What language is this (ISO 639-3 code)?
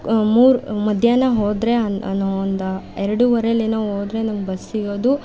kan